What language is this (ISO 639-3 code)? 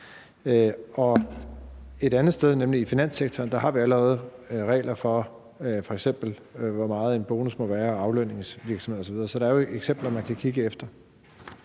dan